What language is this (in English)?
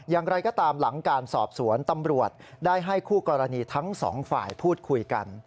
Thai